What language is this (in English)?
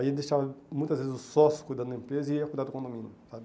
Portuguese